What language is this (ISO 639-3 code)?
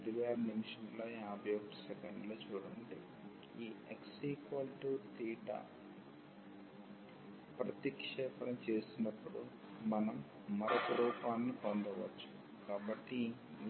tel